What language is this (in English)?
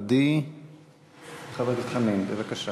Hebrew